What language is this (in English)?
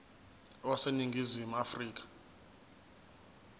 Zulu